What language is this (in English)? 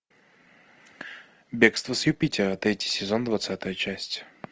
Russian